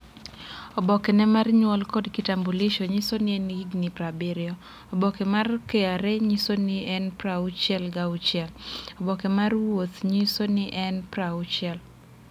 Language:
Luo (Kenya and Tanzania)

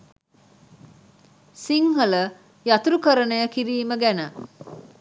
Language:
Sinhala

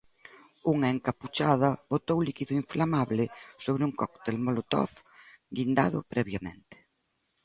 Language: Galician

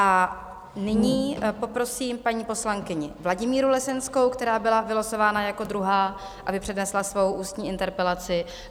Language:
Czech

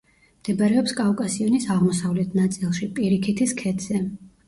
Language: Georgian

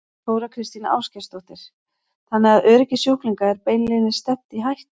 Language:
Icelandic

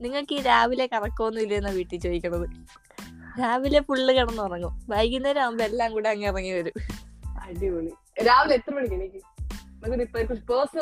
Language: Malayalam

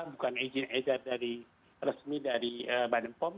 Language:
Indonesian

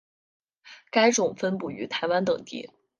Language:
Chinese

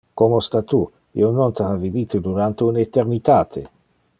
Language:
Interlingua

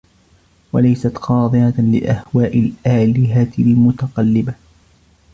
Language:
Arabic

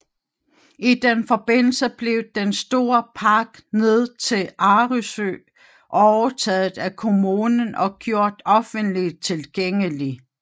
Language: Danish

